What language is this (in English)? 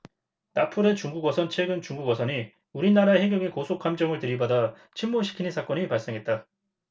Korean